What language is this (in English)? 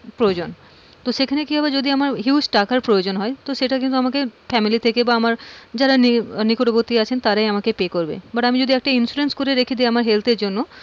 Bangla